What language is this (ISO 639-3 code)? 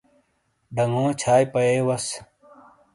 scl